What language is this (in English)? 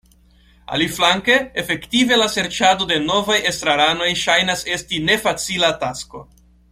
Esperanto